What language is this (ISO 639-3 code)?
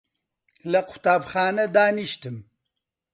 ckb